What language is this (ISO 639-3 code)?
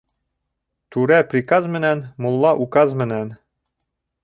bak